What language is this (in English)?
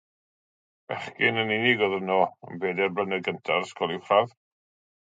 Welsh